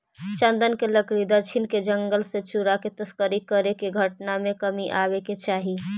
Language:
Magahi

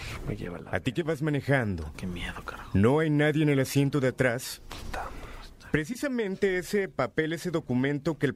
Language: Spanish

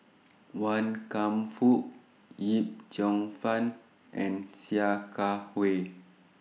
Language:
English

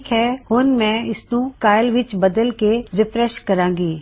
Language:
Punjabi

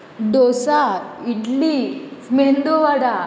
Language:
Konkani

